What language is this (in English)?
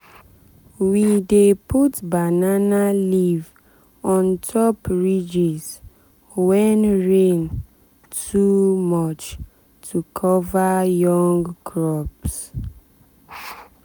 Nigerian Pidgin